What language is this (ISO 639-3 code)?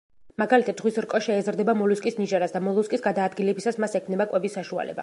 kat